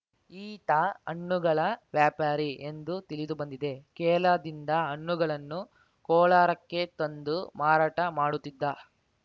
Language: Kannada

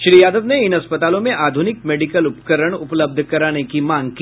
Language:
Hindi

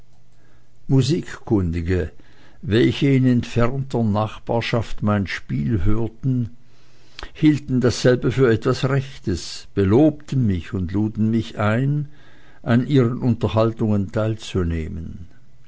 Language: German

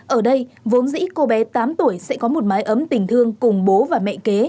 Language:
Vietnamese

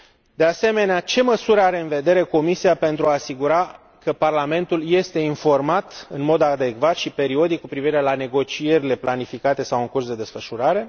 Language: Romanian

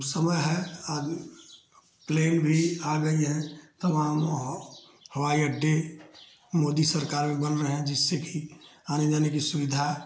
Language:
Hindi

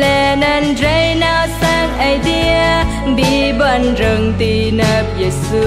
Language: Vietnamese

